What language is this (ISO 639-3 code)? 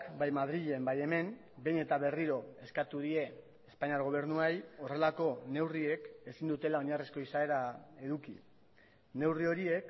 eus